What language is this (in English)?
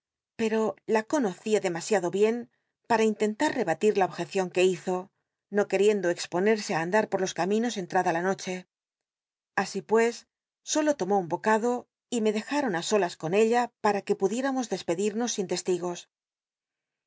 Spanish